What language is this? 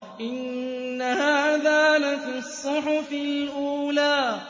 Arabic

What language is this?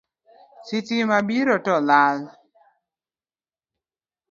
Luo (Kenya and Tanzania)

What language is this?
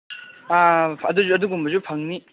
Manipuri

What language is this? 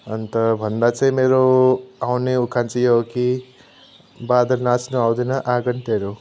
Nepali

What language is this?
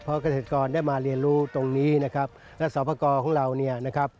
Thai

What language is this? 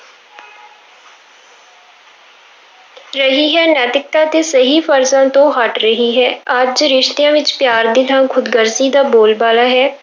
Punjabi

